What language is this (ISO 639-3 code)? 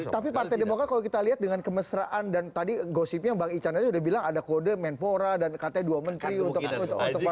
ind